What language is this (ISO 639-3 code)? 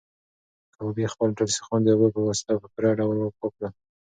pus